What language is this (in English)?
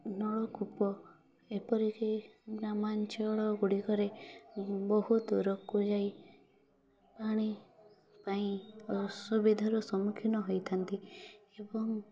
Odia